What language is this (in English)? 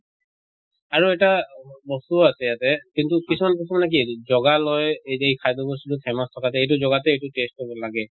Assamese